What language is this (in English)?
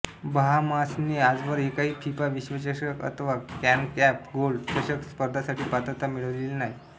Marathi